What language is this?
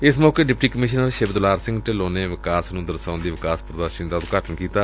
Punjabi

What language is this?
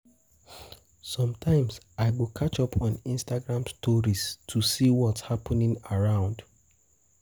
Nigerian Pidgin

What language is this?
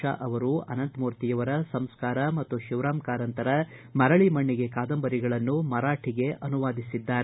Kannada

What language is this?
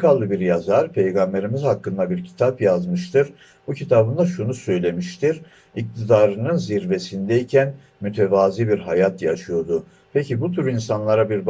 Turkish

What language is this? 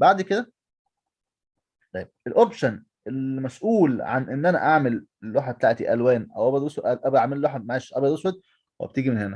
Arabic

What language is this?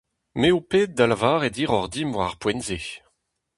Breton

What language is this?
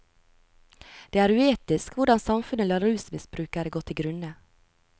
Norwegian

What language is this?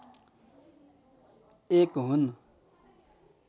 Nepali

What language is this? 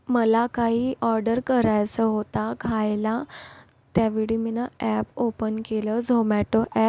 Marathi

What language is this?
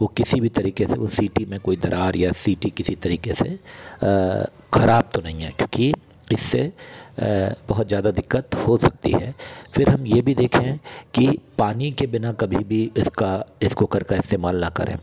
Hindi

